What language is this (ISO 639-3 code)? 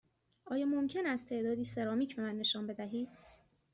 fas